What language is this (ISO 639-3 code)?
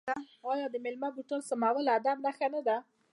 pus